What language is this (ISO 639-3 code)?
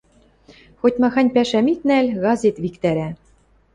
mrj